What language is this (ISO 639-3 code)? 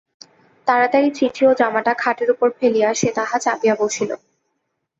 ben